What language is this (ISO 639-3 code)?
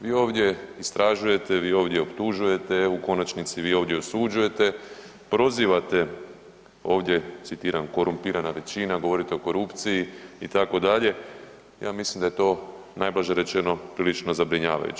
hrv